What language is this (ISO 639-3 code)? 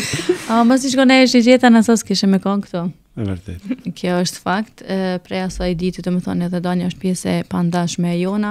ron